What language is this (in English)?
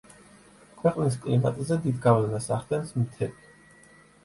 Georgian